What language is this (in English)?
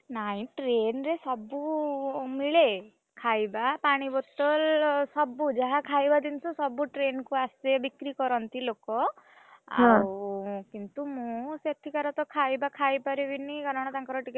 Odia